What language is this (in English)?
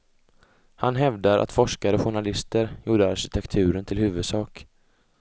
Swedish